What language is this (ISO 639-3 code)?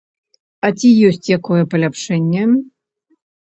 bel